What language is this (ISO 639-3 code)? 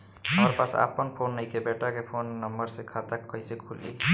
bho